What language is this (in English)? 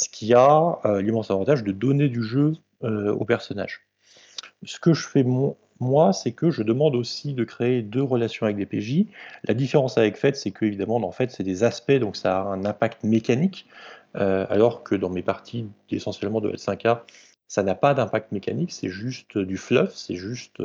French